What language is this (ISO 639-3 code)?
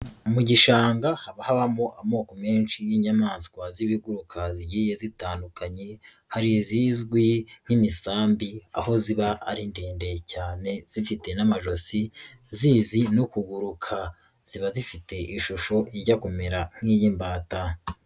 kin